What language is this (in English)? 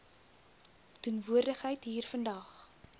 Afrikaans